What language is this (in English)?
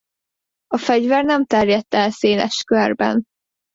Hungarian